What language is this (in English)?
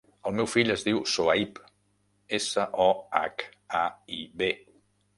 Catalan